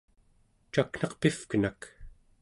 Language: Central Yupik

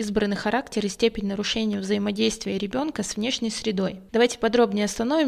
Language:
Russian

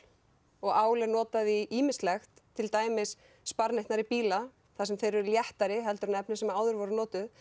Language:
Icelandic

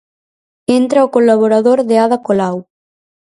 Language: Galician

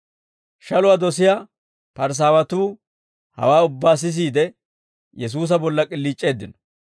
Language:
Dawro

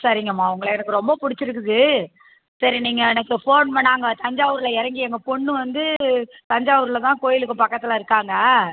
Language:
Tamil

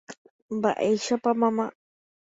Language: Guarani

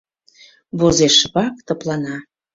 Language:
Mari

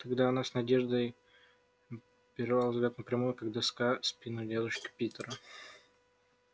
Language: Russian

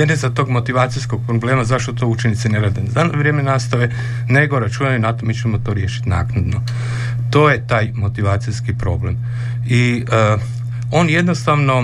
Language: Croatian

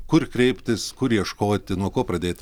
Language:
Lithuanian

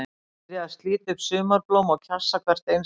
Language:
Icelandic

